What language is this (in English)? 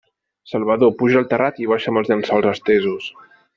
Catalan